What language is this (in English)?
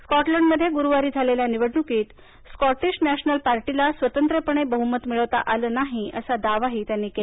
Marathi